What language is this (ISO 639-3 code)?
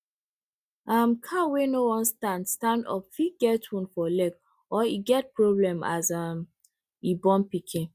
pcm